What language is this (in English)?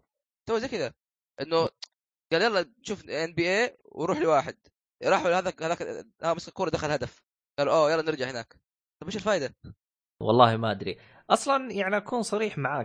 Arabic